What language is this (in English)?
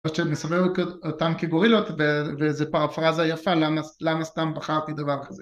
Hebrew